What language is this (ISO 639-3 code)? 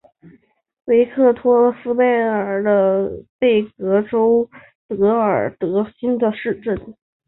zho